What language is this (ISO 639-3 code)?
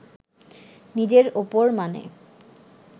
ben